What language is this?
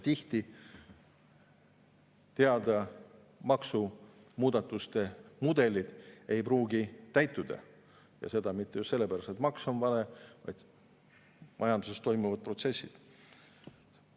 Estonian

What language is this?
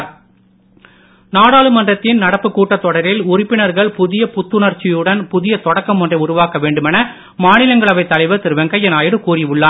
Tamil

